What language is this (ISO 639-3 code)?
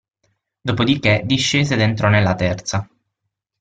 ita